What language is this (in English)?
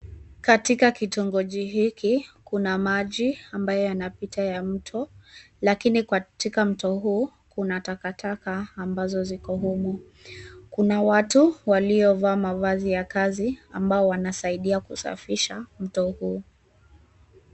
Swahili